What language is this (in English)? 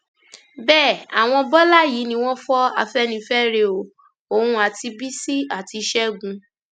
Yoruba